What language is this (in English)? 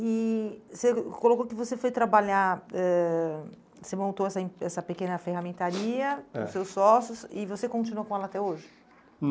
Portuguese